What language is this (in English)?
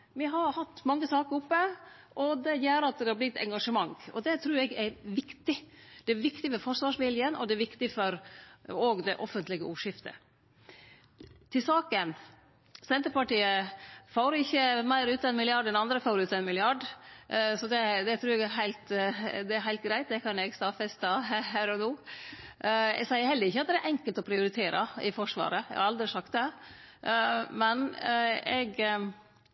Norwegian Nynorsk